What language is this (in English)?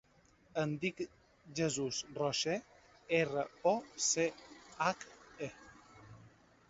Catalan